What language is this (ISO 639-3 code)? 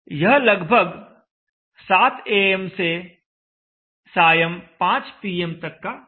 hin